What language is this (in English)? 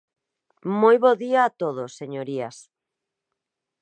Galician